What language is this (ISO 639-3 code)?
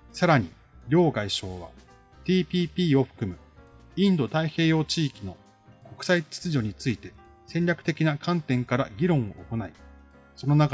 jpn